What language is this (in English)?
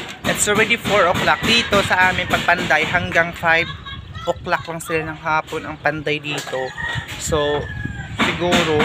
Filipino